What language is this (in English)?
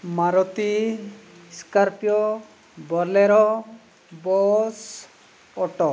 Santali